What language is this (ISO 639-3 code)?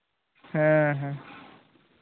sat